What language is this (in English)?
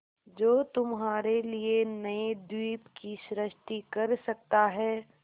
Hindi